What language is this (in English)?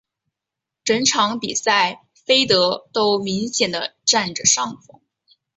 Chinese